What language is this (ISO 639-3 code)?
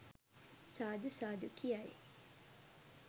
sin